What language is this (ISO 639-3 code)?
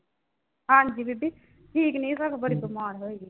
pan